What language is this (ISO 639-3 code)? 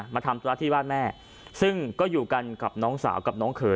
tha